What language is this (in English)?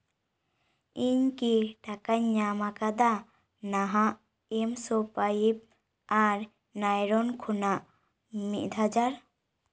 Santali